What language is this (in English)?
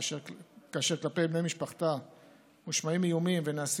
Hebrew